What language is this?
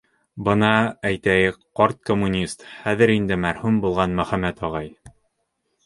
Bashkir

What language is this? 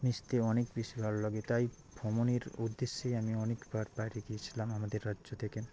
Bangla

